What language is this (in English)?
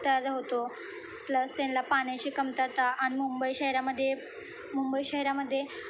Marathi